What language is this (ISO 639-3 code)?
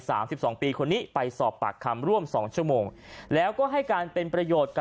tha